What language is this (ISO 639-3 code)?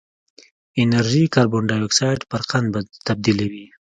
pus